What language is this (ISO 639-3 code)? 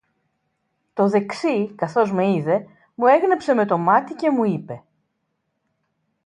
ell